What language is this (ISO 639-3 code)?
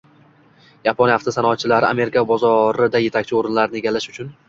uzb